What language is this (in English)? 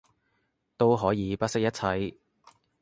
Cantonese